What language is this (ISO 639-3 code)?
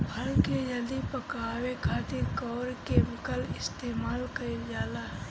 bho